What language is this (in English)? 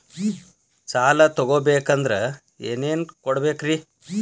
Kannada